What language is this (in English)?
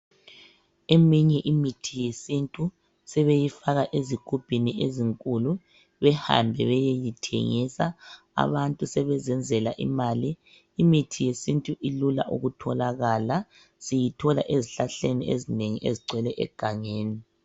North Ndebele